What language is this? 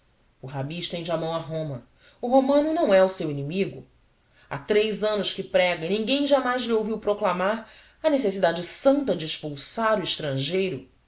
Portuguese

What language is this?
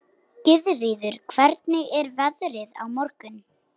Icelandic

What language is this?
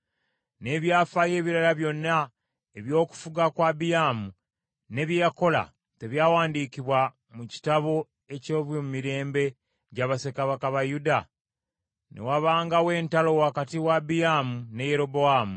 Ganda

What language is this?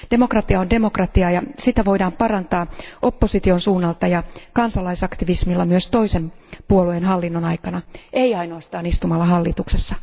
Finnish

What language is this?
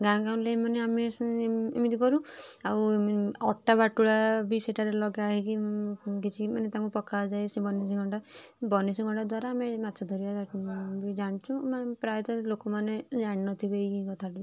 Odia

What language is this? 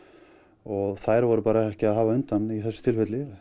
Icelandic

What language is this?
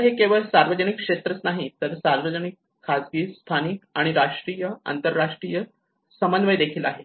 Marathi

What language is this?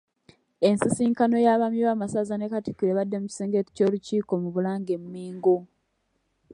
Ganda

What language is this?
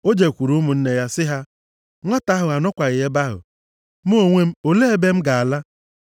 Igbo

